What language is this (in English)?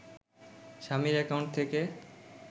Bangla